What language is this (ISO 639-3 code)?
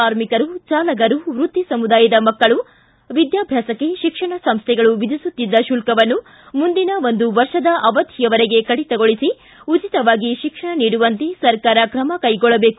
kan